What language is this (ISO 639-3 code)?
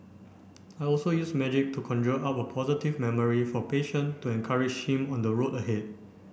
eng